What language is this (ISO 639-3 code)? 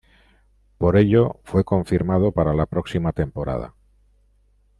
spa